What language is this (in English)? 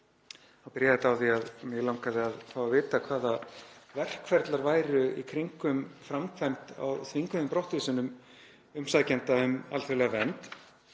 Icelandic